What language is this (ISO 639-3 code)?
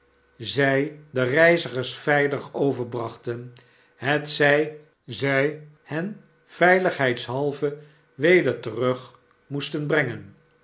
nld